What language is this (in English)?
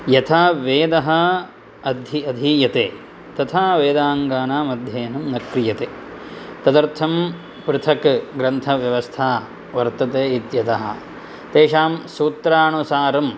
Sanskrit